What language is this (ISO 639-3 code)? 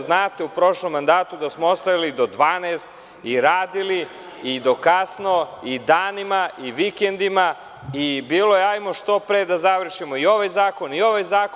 srp